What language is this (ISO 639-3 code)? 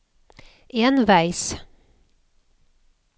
nor